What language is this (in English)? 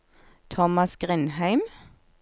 Norwegian